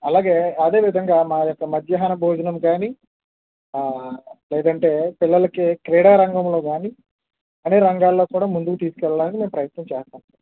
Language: Telugu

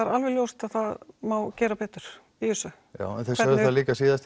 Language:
Icelandic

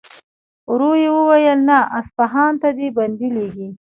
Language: Pashto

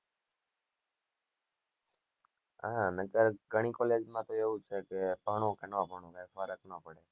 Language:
Gujarati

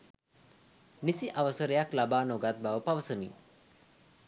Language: Sinhala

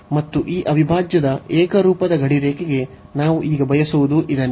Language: Kannada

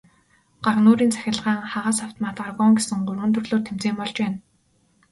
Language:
Mongolian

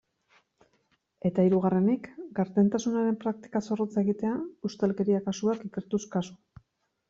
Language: Basque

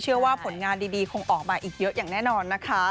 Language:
Thai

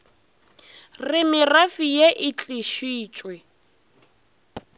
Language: Northern Sotho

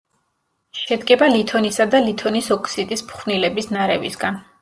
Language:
Georgian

